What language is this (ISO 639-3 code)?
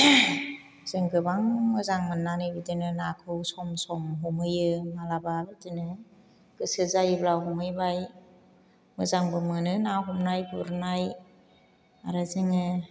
brx